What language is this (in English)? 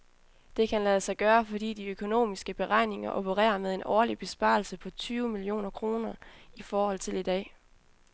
Danish